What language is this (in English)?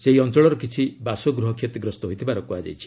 Odia